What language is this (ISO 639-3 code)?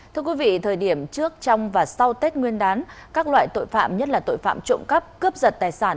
vie